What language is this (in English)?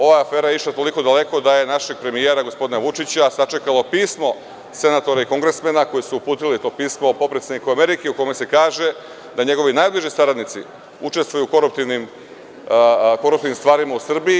Serbian